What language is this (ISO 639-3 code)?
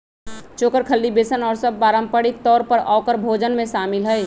mag